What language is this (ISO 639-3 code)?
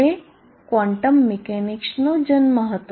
guj